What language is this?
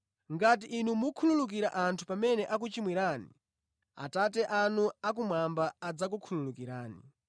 Nyanja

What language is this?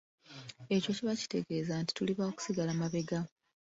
Ganda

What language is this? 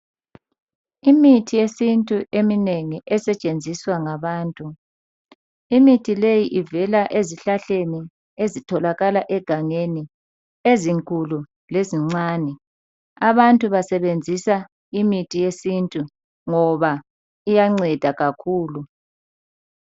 North Ndebele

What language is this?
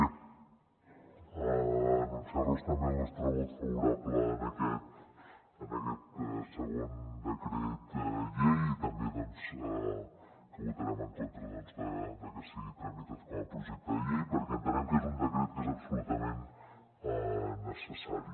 Catalan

